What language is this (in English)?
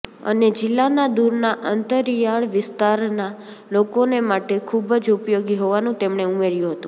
Gujarati